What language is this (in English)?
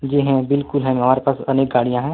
Hindi